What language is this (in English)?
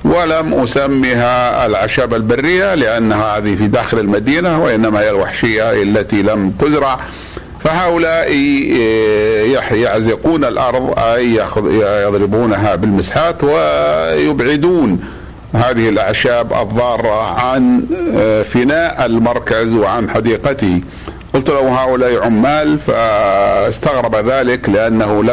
Arabic